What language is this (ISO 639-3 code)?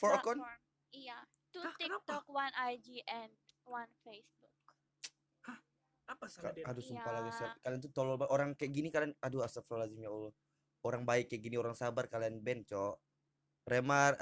ind